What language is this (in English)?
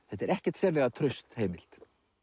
Icelandic